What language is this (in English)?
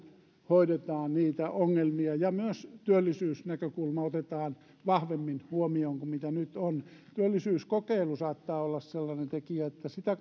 Finnish